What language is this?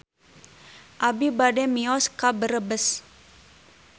Sundanese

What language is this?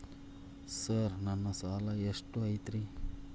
Kannada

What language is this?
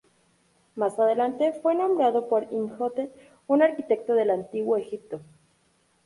Spanish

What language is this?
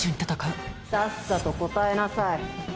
Japanese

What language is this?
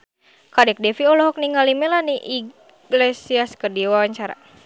Sundanese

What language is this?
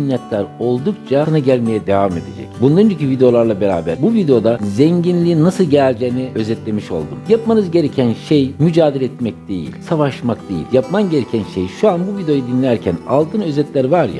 Turkish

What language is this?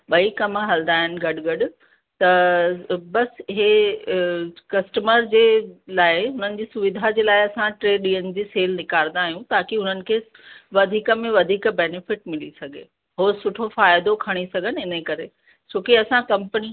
Sindhi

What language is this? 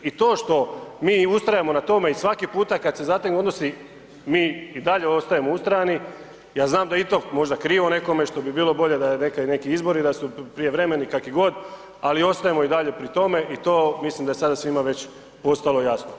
Croatian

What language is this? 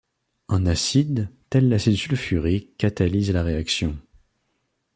French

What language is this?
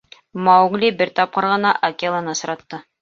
Bashkir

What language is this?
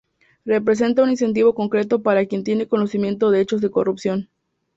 Spanish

